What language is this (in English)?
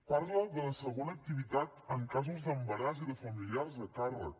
Catalan